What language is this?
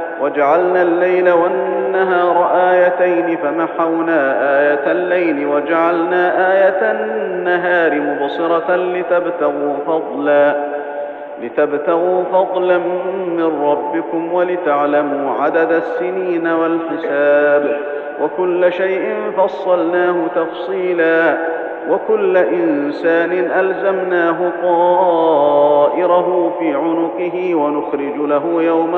Arabic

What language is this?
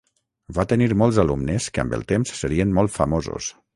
Catalan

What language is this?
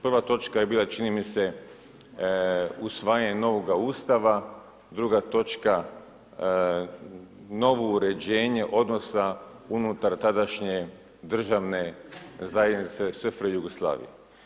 Croatian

